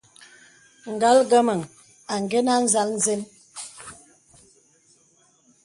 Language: Bebele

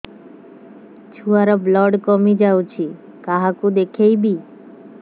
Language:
Odia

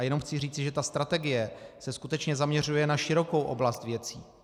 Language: Czech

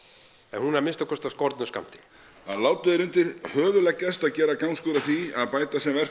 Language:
Icelandic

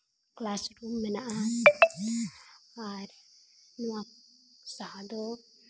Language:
Santali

